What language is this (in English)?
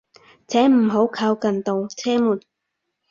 Cantonese